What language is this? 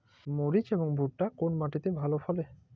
Bangla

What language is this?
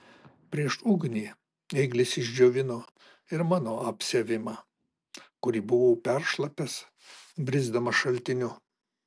Lithuanian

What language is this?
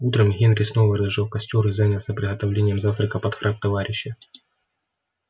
Russian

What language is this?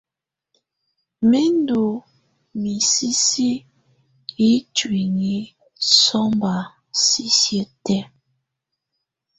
Tunen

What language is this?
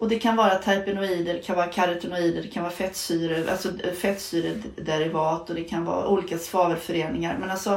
Swedish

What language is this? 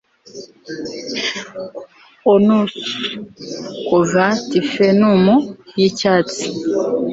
Kinyarwanda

